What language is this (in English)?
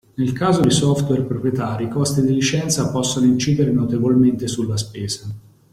Italian